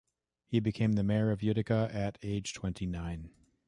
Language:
English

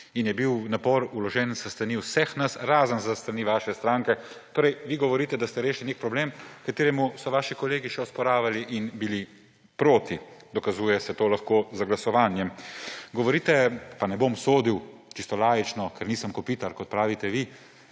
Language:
Slovenian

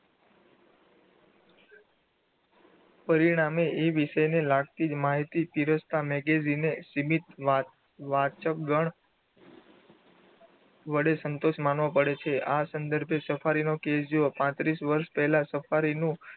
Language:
Gujarati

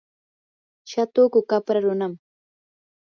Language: Yanahuanca Pasco Quechua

